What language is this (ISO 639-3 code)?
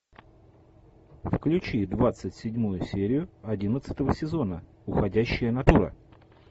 rus